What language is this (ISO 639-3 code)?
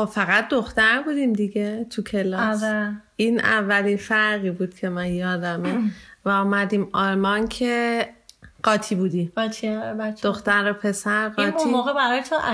fas